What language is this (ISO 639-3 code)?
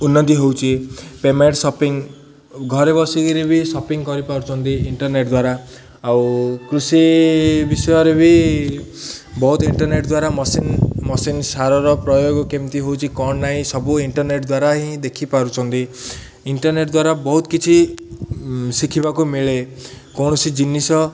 ori